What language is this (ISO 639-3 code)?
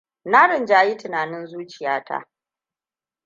hau